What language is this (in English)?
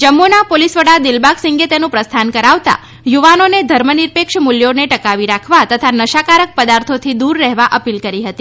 Gujarati